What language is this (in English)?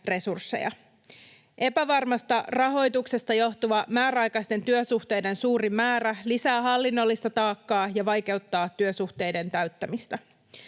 Finnish